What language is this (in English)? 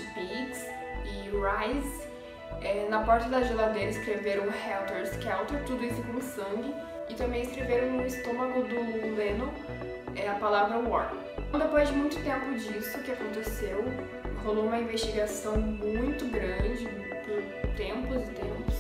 Portuguese